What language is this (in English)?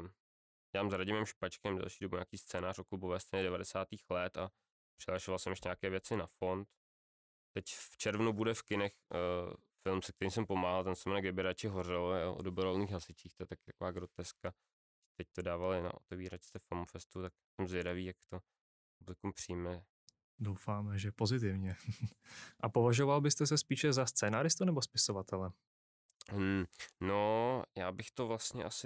Czech